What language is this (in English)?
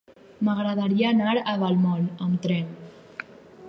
Catalan